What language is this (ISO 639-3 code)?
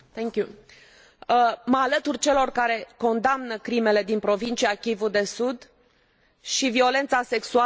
ron